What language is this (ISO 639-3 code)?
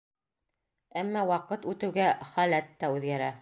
bak